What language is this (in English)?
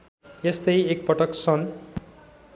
Nepali